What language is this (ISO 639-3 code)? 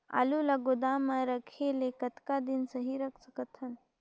hne